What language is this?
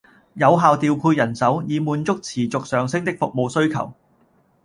Cantonese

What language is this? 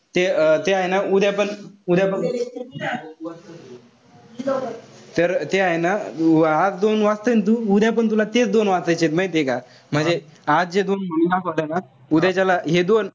Marathi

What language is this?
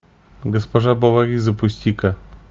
Russian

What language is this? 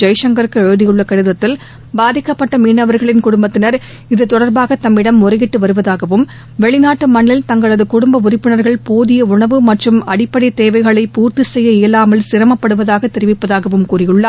Tamil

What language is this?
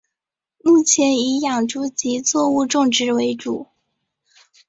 Chinese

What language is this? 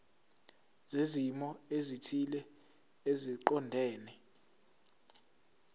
Zulu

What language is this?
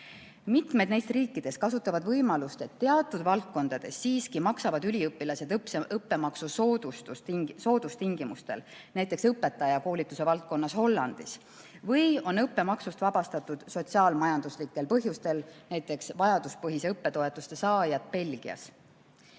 Estonian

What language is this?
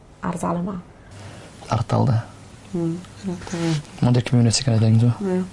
Welsh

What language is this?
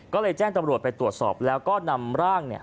Thai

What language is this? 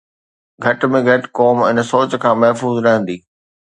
Sindhi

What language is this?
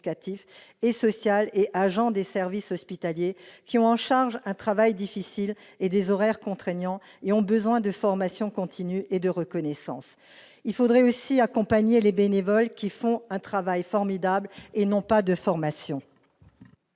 French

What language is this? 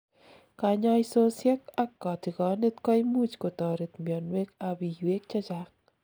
Kalenjin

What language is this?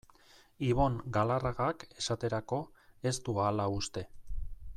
Basque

